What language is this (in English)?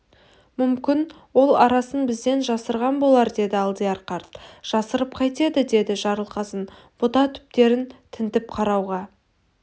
Kazakh